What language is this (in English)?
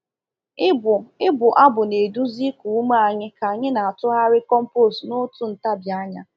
Igbo